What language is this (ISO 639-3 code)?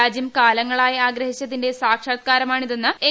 mal